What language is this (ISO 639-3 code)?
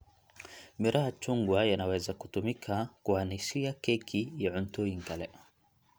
som